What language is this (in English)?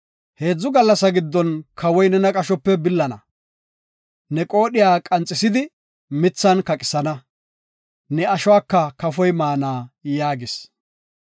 Gofa